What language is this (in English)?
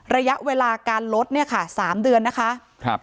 Thai